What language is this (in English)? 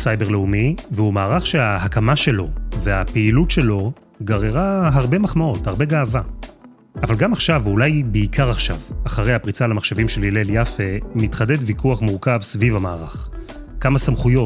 Hebrew